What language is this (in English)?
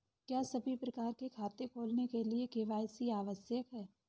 Hindi